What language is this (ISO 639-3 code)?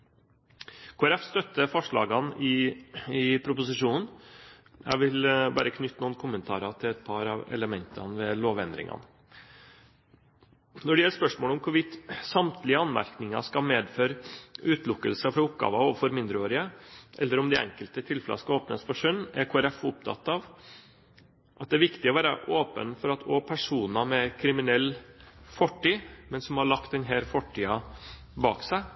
nob